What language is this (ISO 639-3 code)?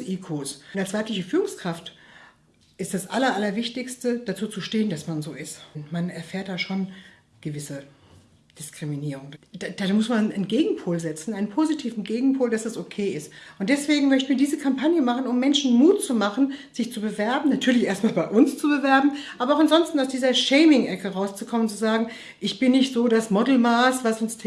deu